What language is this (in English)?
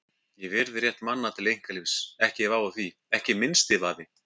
Icelandic